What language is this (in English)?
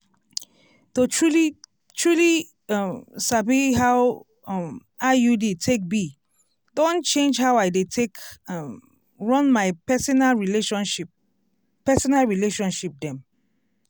Nigerian Pidgin